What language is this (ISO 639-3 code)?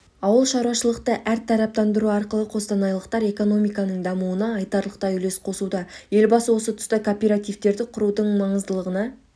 kaz